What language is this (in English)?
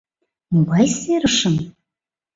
Mari